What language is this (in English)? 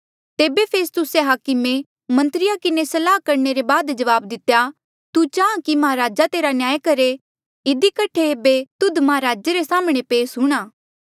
Mandeali